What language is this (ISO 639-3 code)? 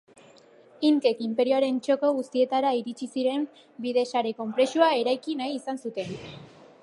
eus